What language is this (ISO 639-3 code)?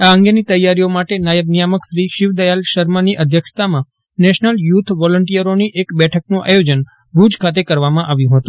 guj